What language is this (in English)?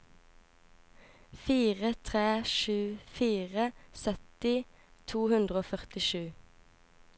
Norwegian